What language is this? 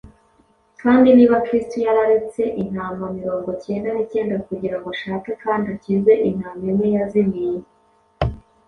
Kinyarwanda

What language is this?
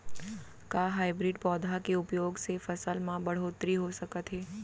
Chhattisgarhi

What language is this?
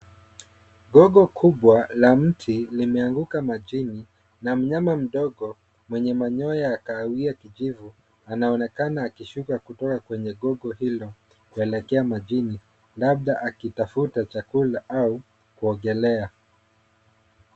Swahili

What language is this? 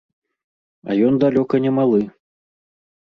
Belarusian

